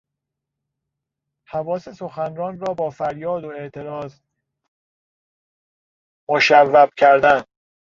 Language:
Persian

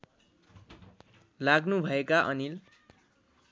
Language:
Nepali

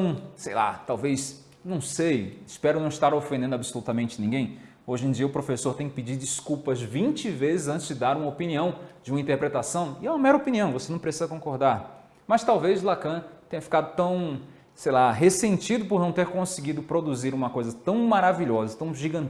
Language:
Portuguese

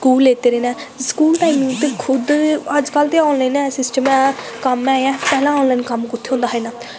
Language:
Dogri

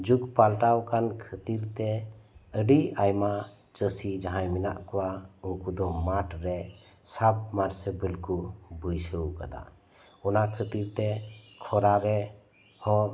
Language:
Santali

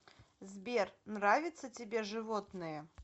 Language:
Russian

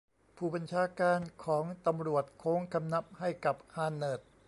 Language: Thai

